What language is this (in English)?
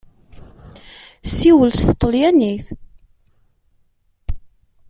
Kabyle